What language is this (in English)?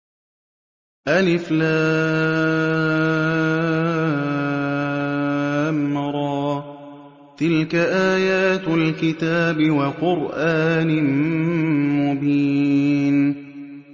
Arabic